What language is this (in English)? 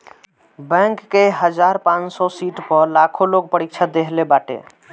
Bhojpuri